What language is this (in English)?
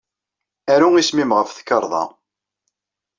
Kabyle